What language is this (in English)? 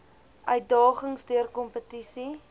Afrikaans